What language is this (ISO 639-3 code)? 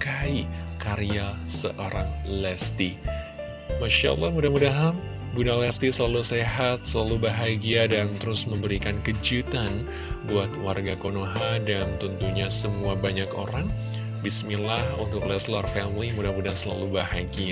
ind